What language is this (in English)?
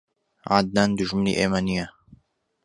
Central Kurdish